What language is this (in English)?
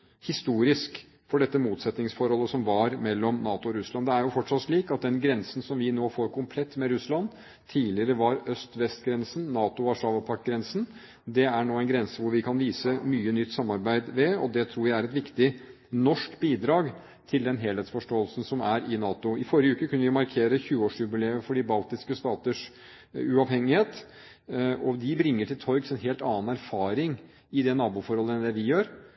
Norwegian Bokmål